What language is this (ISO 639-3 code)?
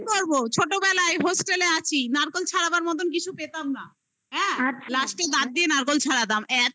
ben